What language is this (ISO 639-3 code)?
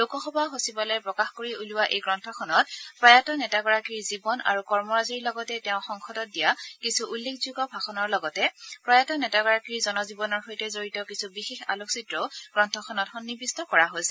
asm